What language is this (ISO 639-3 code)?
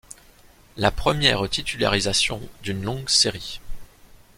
fra